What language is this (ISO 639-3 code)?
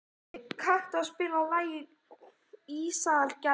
isl